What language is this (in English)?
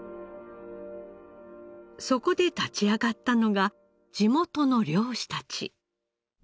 Japanese